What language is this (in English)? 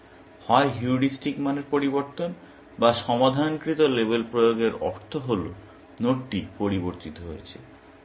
Bangla